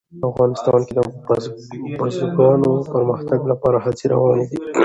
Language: Pashto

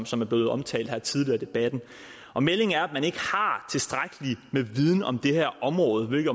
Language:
Danish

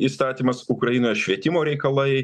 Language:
Lithuanian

